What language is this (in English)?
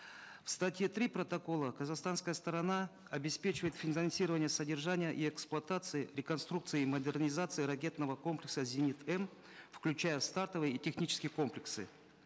Kazakh